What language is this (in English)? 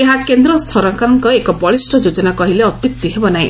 Odia